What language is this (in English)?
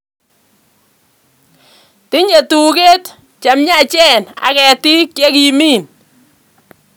Kalenjin